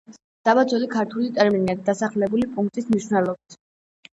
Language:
Georgian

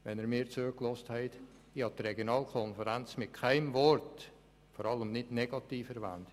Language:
Swiss German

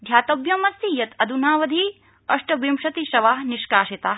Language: Sanskrit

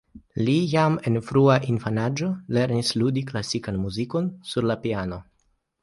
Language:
Esperanto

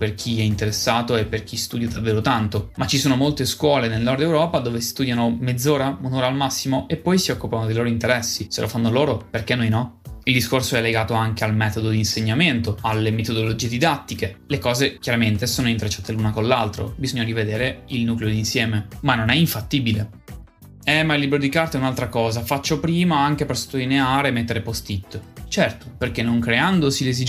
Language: Italian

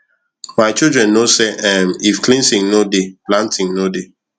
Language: Nigerian Pidgin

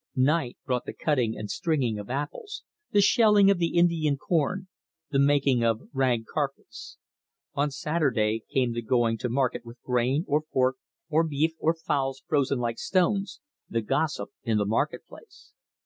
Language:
English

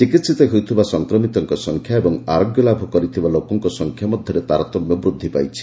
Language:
Odia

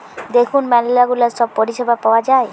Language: Bangla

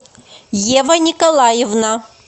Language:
Russian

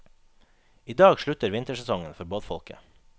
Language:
Norwegian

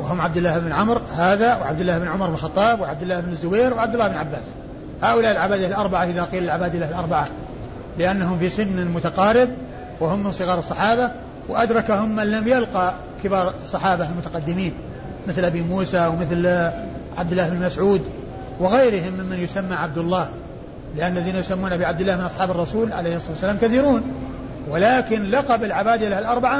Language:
Arabic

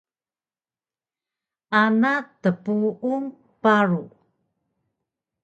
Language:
Taroko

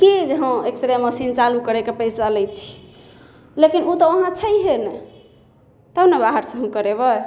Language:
Maithili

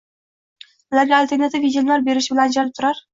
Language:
Uzbek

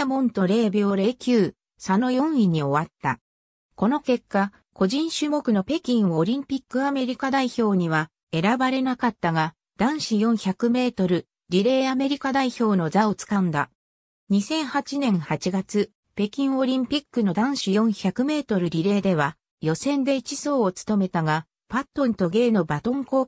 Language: Japanese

